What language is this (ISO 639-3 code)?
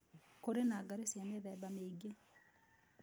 kik